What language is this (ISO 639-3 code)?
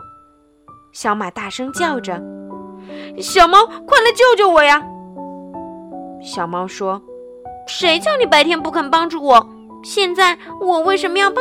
zho